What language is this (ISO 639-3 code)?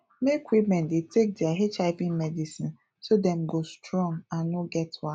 pcm